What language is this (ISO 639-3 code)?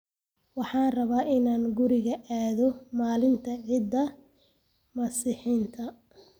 som